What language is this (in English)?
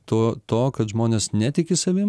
Lithuanian